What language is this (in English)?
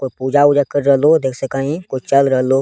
Angika